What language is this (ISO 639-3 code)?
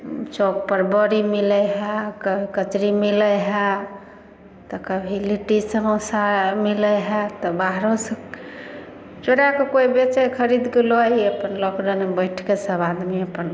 mai